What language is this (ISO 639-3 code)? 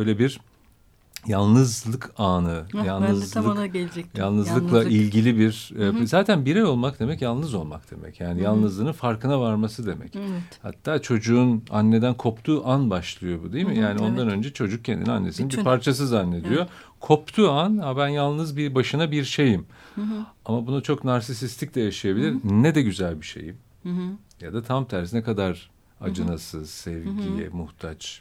tur